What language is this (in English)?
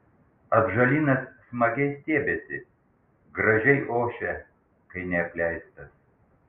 Lithuanian